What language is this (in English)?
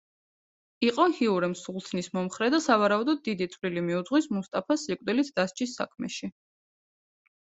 Georgian